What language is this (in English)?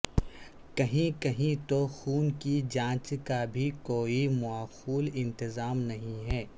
Urdu